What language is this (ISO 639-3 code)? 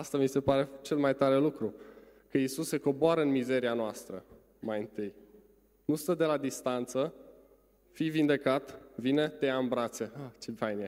ron